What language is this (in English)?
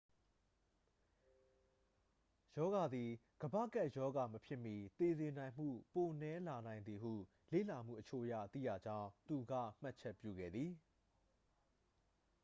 Burmese